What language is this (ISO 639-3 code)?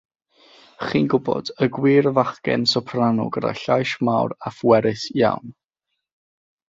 cym